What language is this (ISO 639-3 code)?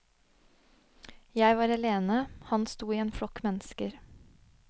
nor